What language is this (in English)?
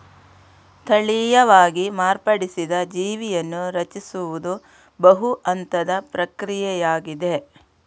Kannada